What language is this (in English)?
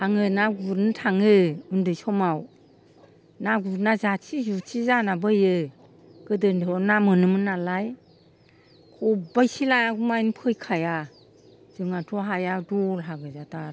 Bodo